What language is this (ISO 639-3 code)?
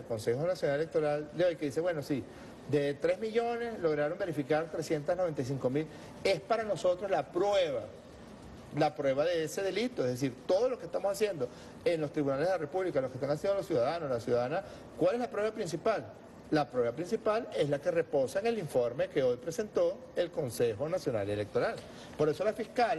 spa